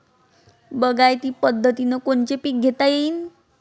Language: Marathi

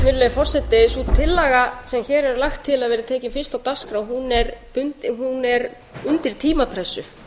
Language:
Icelandic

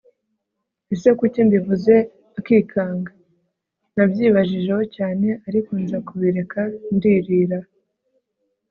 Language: Kinyarwanda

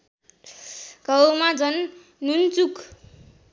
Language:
Nepali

